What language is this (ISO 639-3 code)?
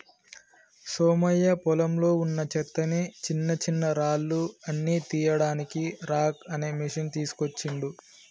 tel